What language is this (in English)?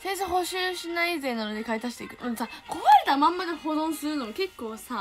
Japanese